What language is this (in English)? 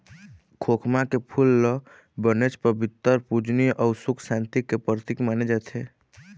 Chhattisgarhi